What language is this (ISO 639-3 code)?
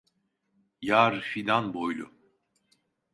tur